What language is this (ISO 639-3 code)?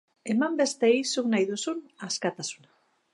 eus